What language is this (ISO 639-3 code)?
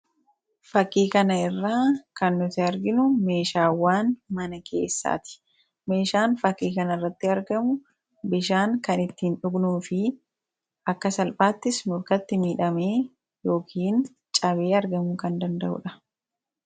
orm